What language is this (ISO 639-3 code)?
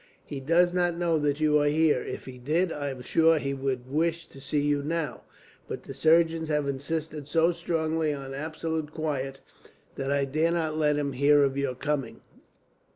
eng